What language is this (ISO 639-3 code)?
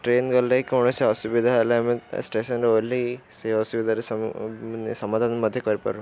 ori